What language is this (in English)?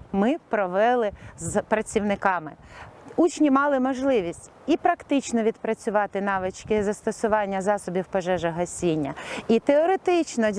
Ukrainian